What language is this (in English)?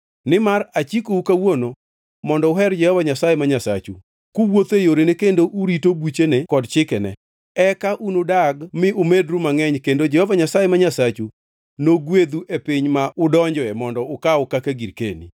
Luo (Kenya and Tanzania)